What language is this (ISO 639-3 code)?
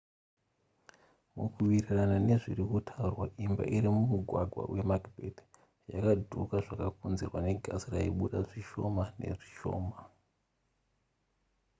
sna